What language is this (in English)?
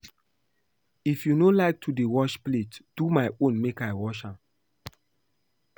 Nigerian Pidgin